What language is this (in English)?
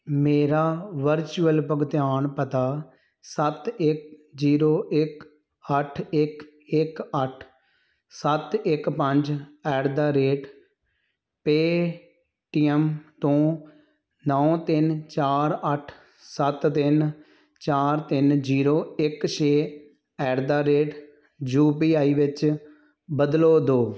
Punjabi